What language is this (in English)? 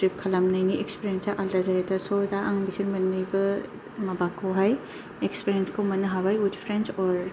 Bodo